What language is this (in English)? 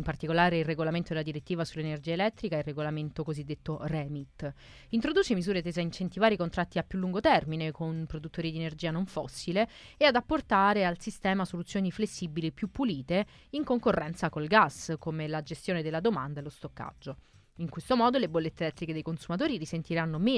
Italian